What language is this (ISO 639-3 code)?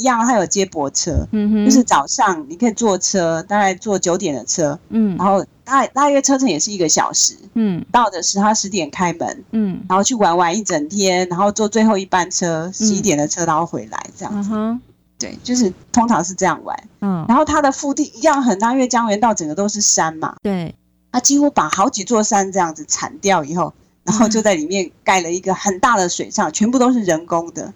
zho